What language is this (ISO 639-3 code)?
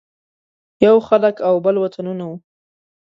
pus